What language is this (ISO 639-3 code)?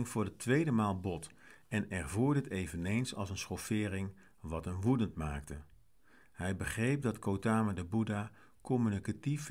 nld